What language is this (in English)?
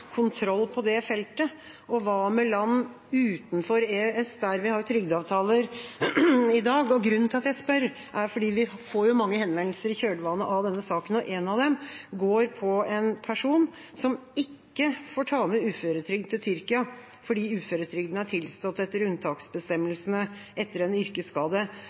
Norwegian Bokmål